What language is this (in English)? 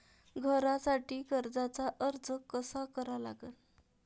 Marathi